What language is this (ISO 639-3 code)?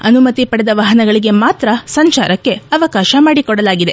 kan